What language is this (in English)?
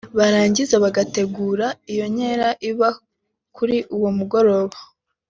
Kinyarwanda